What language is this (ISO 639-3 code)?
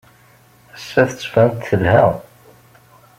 kab